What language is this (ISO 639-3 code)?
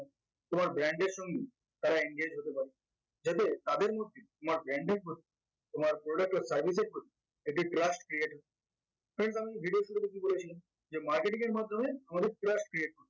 ben